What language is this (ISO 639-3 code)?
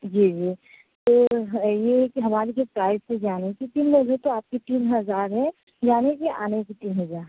urd